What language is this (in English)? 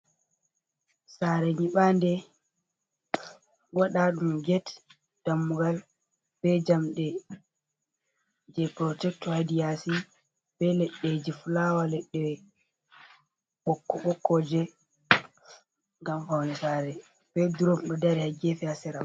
Fula